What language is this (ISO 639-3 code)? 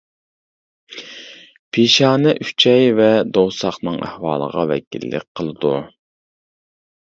uig